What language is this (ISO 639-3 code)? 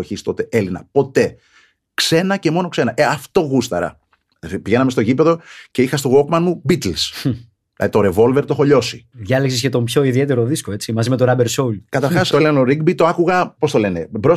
ell